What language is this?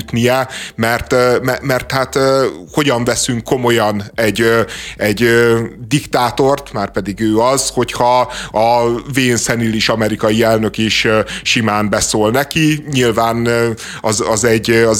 Hungarian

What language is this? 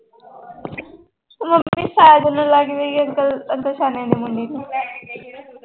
Punjabi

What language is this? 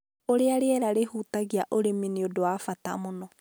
Kikuyu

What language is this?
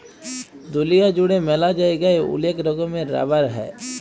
Bangla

